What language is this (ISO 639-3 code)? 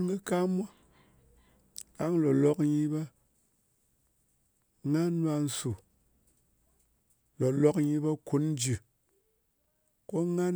anc